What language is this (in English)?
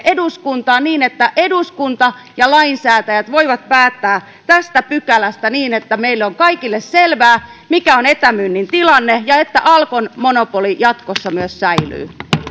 Finnish